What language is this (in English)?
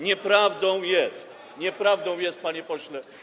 Polish